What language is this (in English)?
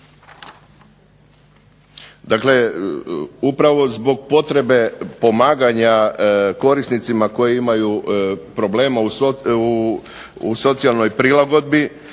Croatian